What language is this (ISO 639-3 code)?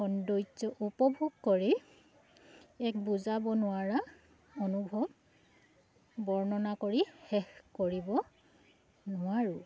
asm